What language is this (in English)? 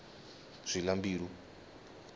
Tsonga